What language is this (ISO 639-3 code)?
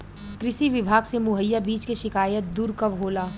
bho